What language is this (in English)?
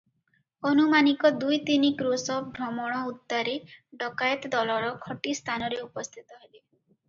Odia